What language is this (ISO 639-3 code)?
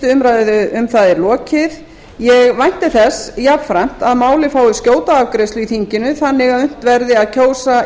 isl